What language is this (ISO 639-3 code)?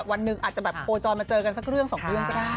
tha